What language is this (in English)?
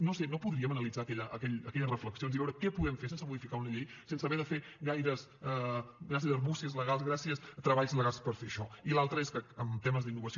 Catalan